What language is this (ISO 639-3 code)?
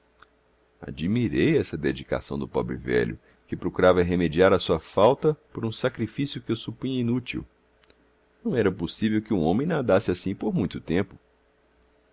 por